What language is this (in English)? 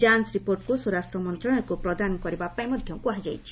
Odia